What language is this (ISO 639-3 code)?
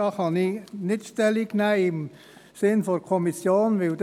gsw